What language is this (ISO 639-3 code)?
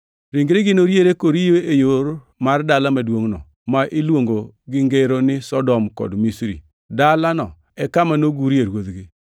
luo